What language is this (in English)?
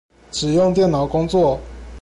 Chinese